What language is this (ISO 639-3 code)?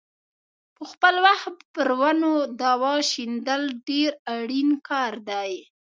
pus